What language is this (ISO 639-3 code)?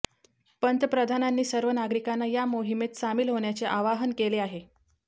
mar